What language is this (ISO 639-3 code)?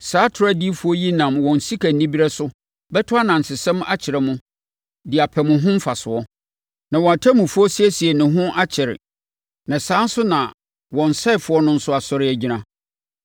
aka